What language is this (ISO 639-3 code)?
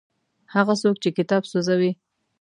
pus